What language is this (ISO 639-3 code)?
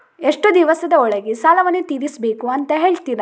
kan